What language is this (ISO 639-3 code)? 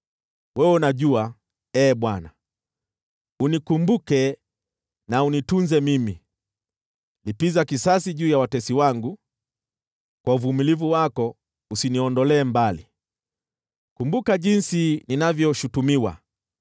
swa